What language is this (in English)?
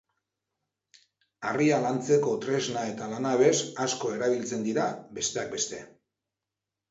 Basque